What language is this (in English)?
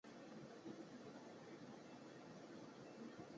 Chinese